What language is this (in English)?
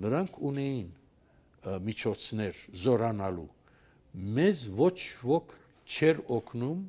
Turkish